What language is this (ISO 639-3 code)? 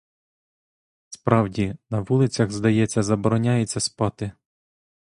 ukr